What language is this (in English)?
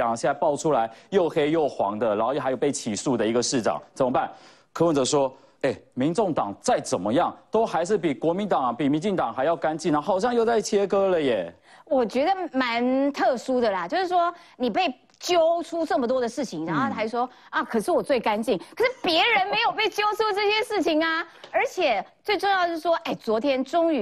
Chinese